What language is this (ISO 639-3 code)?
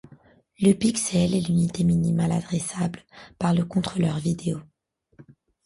fra